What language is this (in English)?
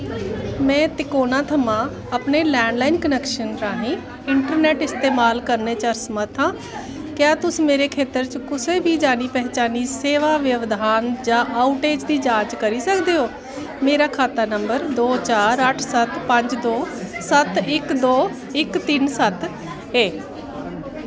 Dogri